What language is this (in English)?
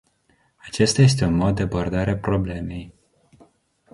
Romanian